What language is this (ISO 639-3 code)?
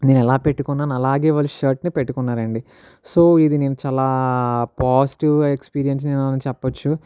tel